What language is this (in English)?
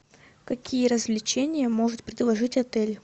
Russian